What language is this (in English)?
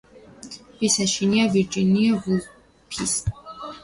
Georgian